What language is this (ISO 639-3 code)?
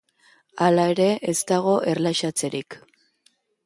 eus